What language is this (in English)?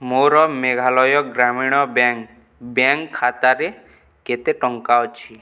Odia